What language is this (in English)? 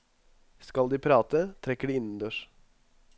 Norwegian